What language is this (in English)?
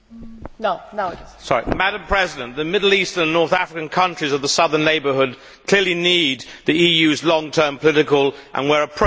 English